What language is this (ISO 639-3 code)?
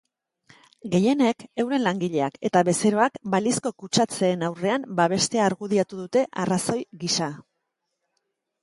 eus